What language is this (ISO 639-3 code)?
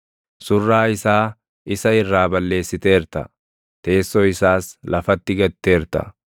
orm